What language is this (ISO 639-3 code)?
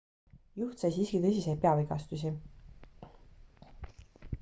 est